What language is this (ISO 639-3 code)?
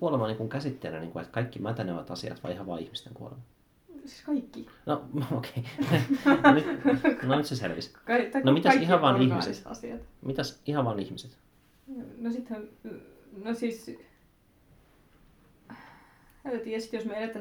fin